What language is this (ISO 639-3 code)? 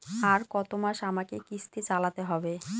ben